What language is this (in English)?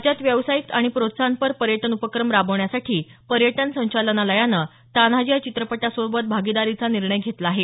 Marathi